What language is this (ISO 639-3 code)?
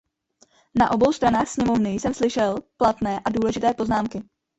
ces